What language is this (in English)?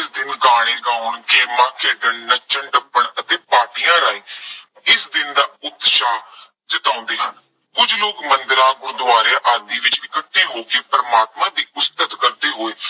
Punjabi